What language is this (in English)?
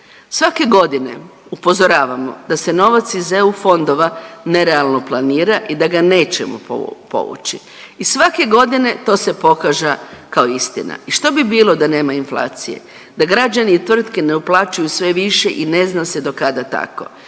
Croatian